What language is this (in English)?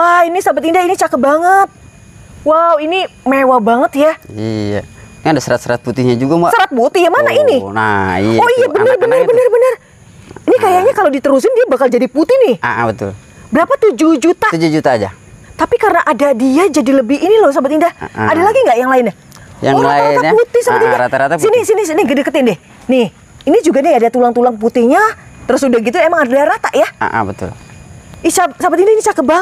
Indonesian